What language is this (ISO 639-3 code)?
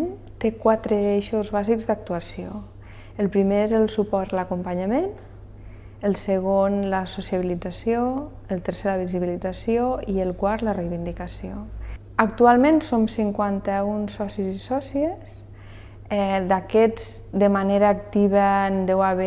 cat